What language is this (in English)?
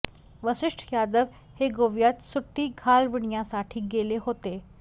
Marathi